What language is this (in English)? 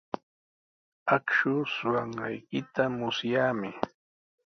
Sihuas Ancash Quechua